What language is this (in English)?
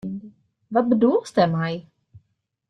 Western Frisian